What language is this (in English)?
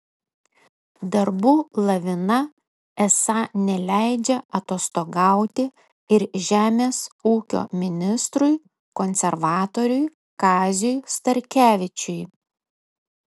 Lithuanian